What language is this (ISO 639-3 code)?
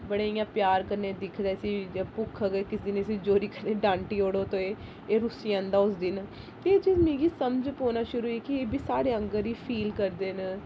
doi